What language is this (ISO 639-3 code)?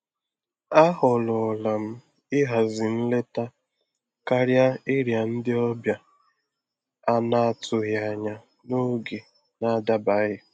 ibo